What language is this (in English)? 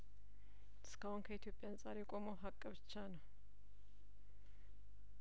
Amharic